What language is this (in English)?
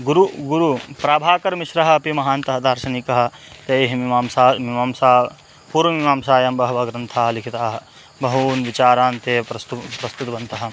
Sanskrit